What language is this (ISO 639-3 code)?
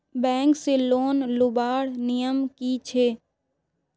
mag